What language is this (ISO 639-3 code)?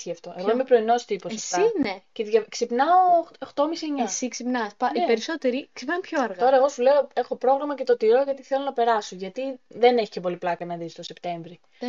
ell